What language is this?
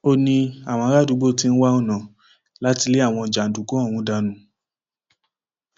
Yoruba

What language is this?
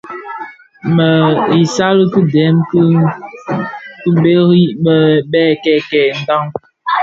Bafia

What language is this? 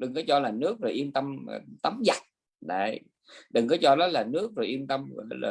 Vietnamese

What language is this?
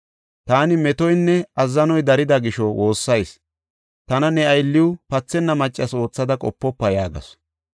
Gofa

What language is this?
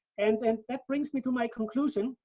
English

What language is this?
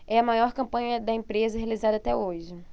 Portuguese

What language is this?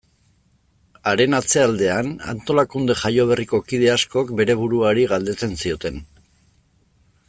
Basque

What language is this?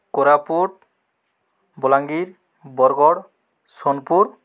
Odia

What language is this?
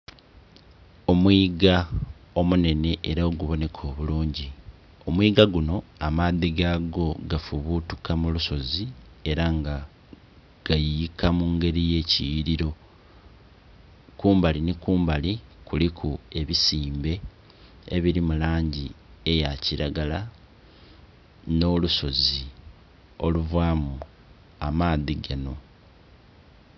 Soga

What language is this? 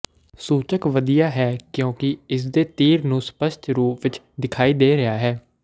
Punjabi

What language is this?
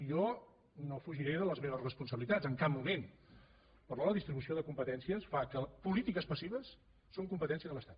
Catalan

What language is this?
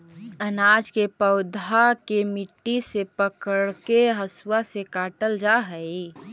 Magahi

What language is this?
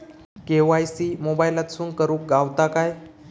Marathi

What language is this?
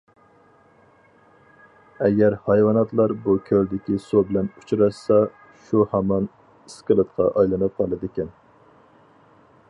Uyghur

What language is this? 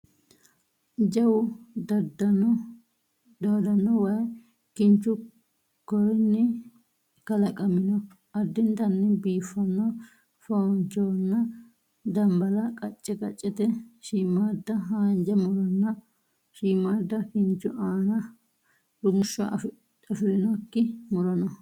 Sidamo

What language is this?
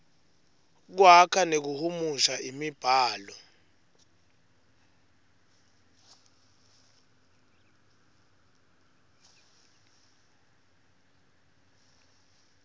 Swati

